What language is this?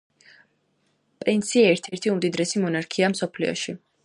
Georgian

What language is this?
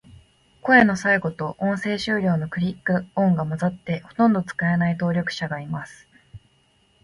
Japanese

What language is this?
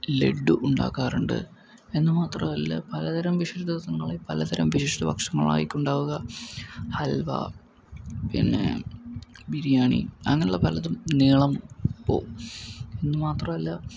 Malayalam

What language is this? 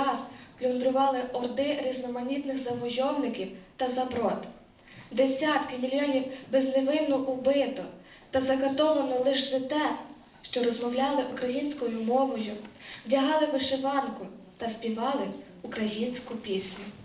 Ukrainian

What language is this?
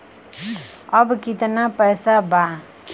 Bhojpuri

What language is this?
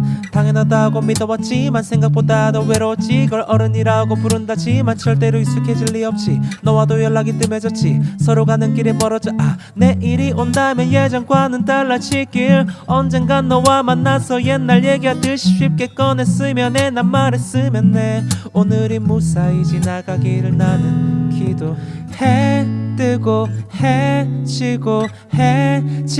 Korean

